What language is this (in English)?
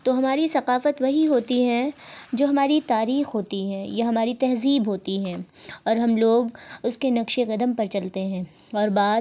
Urdu